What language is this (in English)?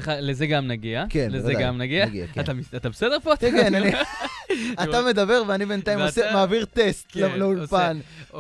Hebrew